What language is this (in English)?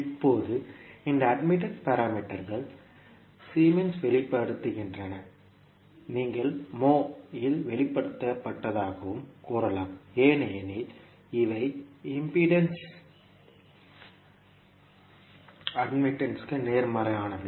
Tamil